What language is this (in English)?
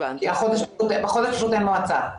Hebrew